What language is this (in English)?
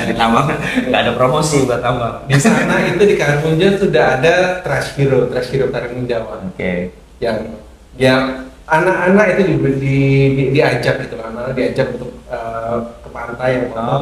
Indonesian